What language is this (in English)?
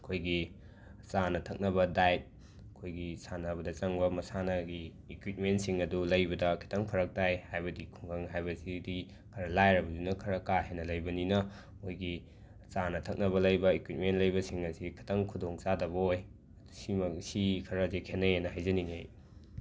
Manipuri